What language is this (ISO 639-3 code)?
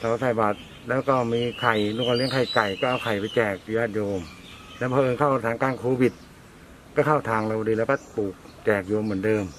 tha